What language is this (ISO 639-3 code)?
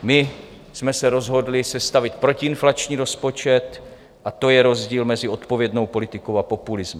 ces